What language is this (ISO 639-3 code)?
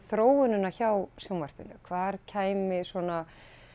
isl